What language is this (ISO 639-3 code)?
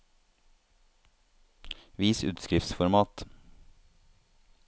nor